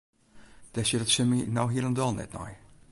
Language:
Western Frisian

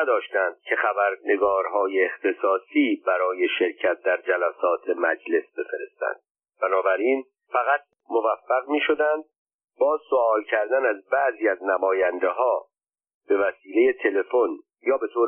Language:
Persian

